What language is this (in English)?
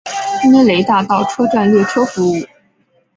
Chinese